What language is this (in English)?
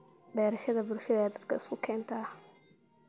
Somali